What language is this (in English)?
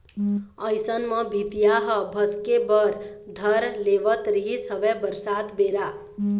Chhattisgarhi